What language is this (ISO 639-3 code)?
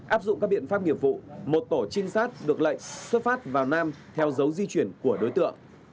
vie